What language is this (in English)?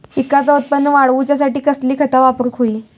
Marathi